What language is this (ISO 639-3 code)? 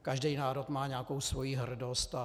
ces